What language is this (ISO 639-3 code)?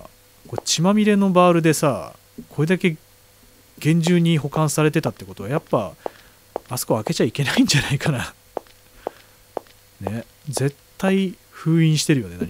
jpn